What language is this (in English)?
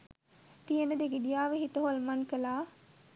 Sinhala